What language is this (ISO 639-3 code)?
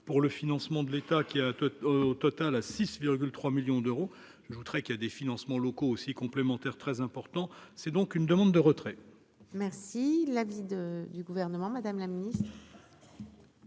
fra